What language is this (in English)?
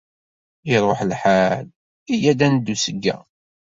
Kabyle